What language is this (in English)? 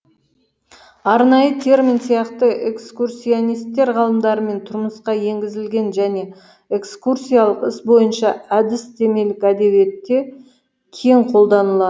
Kazakh